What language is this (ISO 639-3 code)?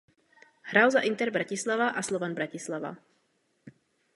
ces